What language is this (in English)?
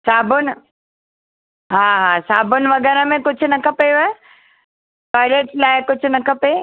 Sindhi